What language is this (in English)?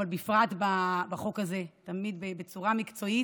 Hebrew